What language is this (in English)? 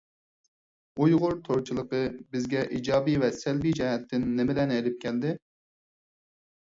Uyghur